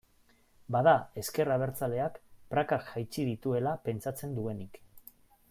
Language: Basque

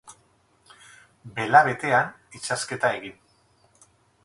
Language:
Basque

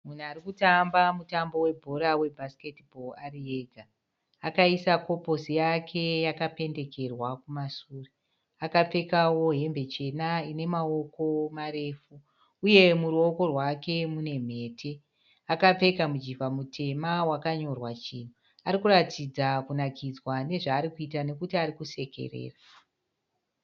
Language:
Shona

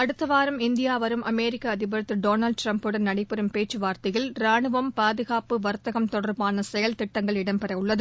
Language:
Tamil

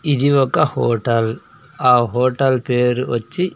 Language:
Telugu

